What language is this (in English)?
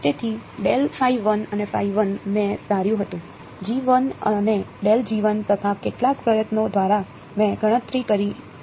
Gujarati